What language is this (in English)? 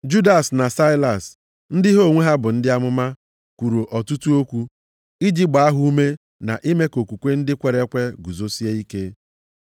Igbo